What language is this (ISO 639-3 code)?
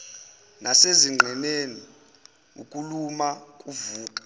zul